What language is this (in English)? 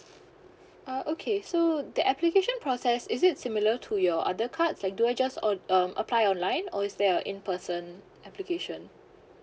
English